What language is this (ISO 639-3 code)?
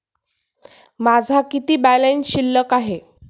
mar